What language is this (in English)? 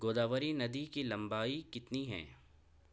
Urdu